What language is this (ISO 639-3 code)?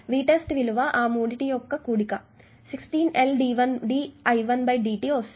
tel